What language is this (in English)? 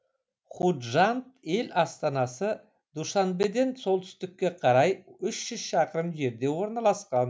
Kazakh